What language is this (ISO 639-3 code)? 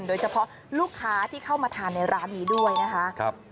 tha